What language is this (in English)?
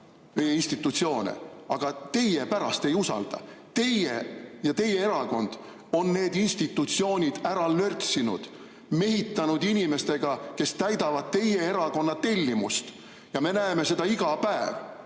Estonian